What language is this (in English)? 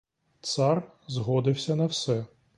Ukrainian